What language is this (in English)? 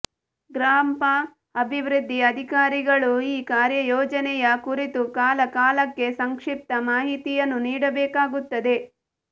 Kannada